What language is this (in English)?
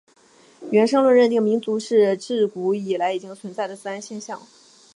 Chinese